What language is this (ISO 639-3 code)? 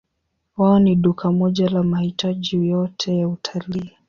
swa